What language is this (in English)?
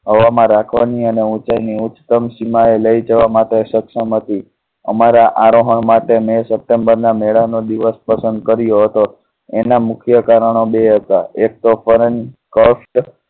Gujarati